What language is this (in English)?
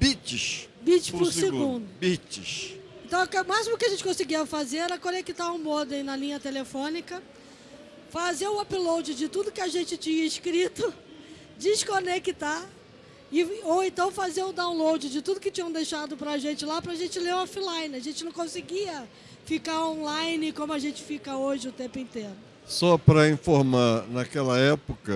Portuguese